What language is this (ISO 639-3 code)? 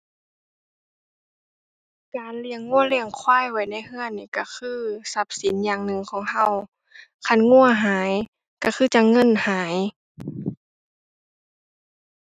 tha